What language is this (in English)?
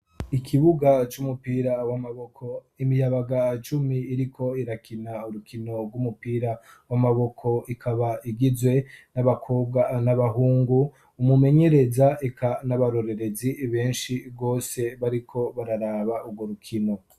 Rundi